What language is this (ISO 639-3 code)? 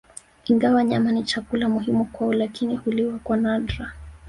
swa